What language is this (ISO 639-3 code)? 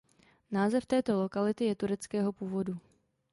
ces